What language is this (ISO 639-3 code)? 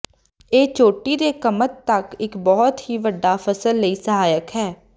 pan